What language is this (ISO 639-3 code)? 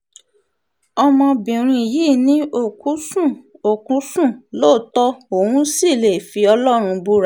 yor